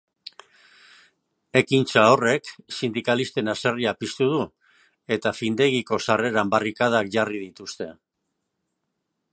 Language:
Basque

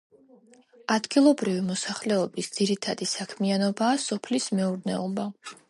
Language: Georgian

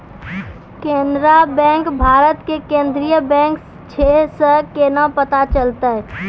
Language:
Maithili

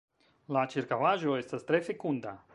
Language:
Esperanto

